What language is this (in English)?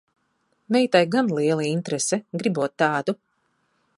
Latvian